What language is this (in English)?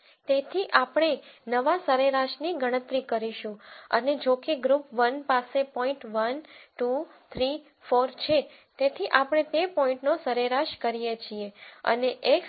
Gujarati